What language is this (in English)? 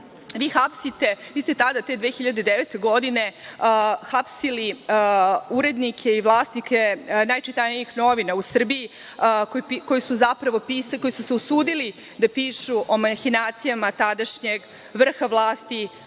Serbian